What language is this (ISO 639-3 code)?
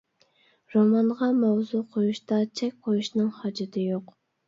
uig